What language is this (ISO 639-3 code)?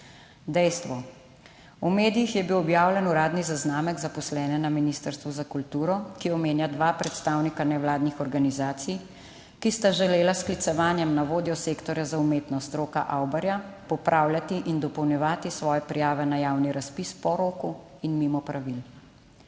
slv